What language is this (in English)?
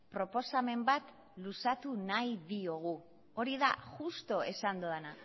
Basque